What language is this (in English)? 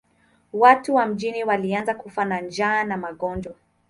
Swahili